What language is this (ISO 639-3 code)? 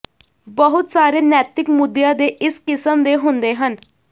pan